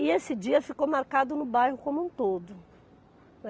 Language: Portuguese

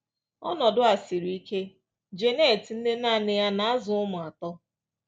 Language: Igbo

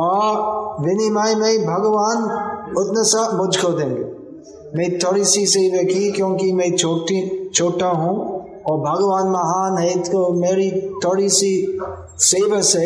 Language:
Hindi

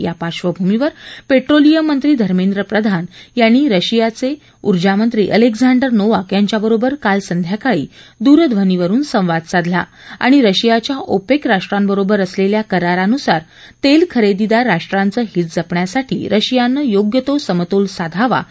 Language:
Marathi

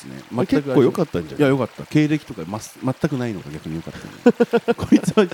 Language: Japanese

